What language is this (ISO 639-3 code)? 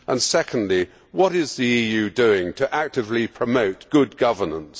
eng